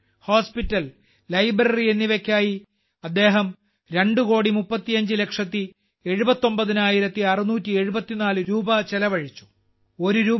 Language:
Malayalam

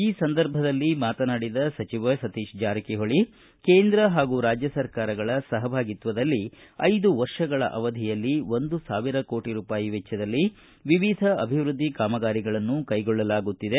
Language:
Kannada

